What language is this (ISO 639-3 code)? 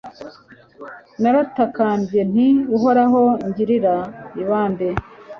kin